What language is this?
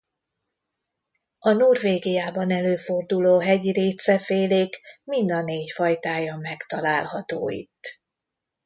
Hungarian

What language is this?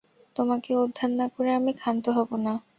Bangla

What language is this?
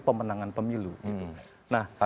Indonesian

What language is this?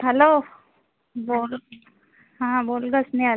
Marathi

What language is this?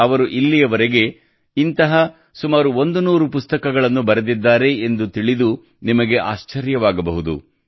Kannada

